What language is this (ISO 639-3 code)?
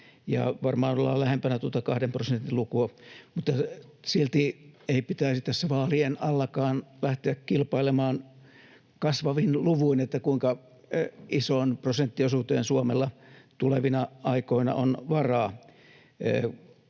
fin